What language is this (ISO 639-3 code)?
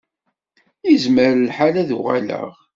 kab